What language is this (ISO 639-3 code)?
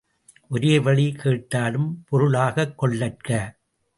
tam